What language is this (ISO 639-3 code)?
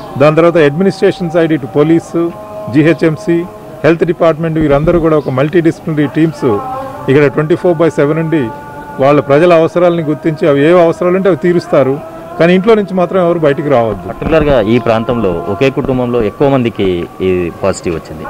hin